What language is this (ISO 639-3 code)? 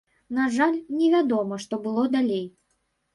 bel